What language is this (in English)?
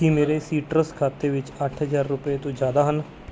Punjabi